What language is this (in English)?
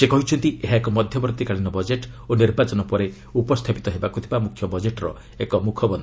Odia